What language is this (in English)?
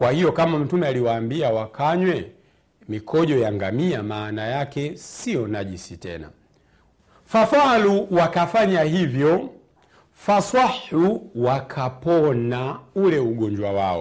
Swahili